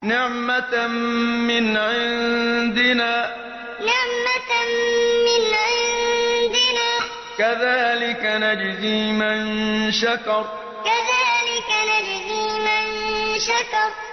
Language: Arabic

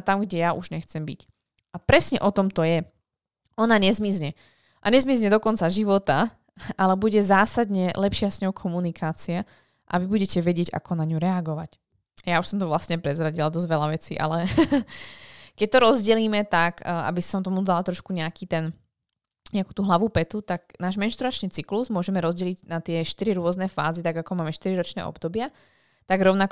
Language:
Slovak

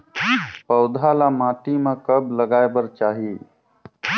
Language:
Chhattisgarhi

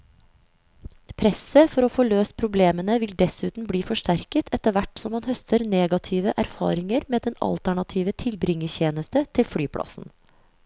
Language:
Norwegian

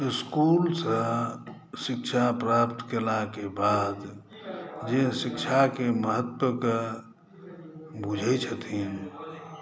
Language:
Maithili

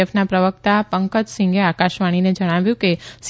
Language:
Gujarati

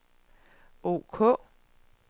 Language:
Danish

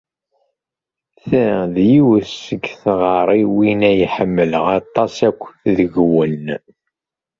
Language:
Kabyle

